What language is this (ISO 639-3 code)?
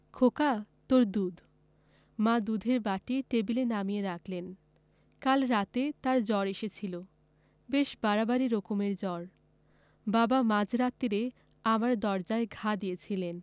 ben